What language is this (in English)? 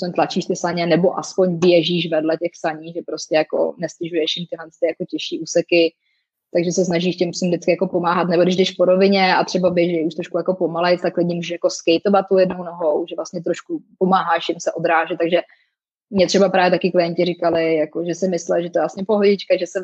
Czech